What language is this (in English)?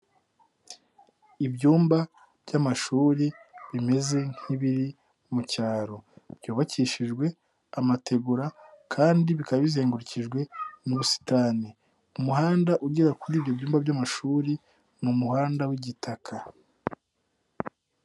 Kinyarwanda